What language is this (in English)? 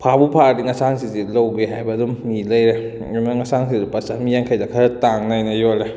Manipuri